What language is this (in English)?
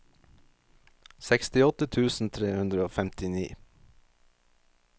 Norwegian